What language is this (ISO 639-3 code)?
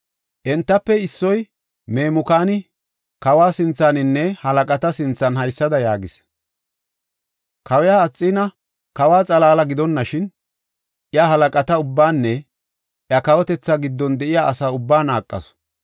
gof